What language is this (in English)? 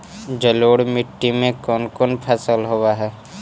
Magahi